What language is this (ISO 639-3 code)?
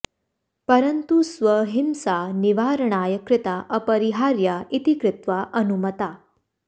san